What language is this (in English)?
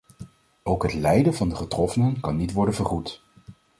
Dutch